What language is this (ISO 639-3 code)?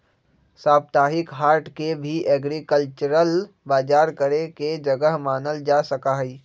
mag